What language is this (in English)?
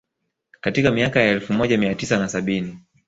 Swahili